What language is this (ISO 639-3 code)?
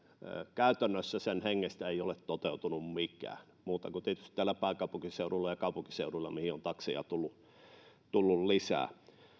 fin